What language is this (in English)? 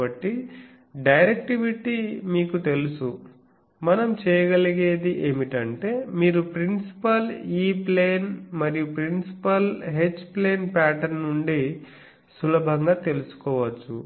Telugu